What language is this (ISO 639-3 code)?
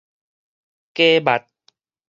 nan